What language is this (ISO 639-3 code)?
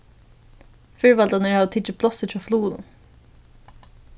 fao